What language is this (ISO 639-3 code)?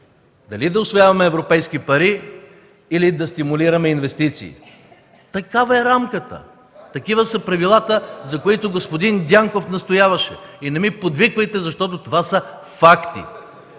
bul